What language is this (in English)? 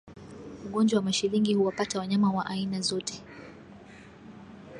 Swahili